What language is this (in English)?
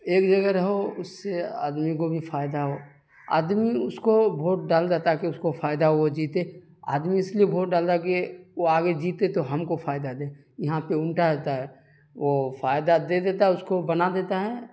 Urdu